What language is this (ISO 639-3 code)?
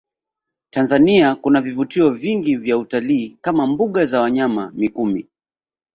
swa